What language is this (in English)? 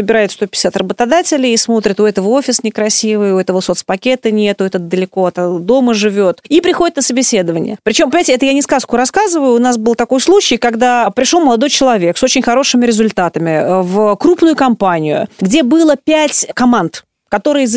Russian